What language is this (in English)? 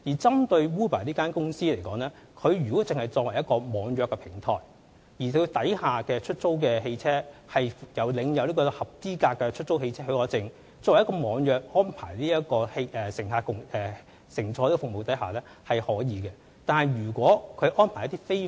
Cantonese